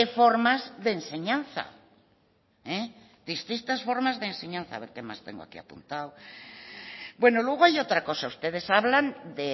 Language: Spanish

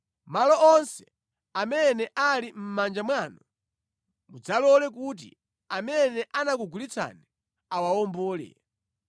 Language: Nyanja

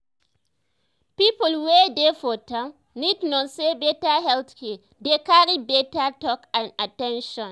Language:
Nigerian Pidgin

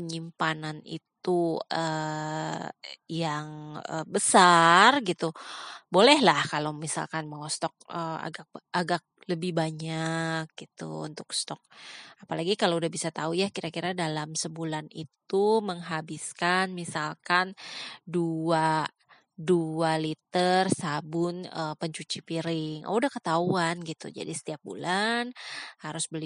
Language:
Indonesian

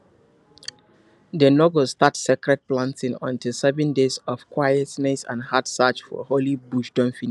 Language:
Nigerian Pidgin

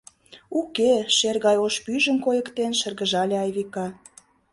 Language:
Mari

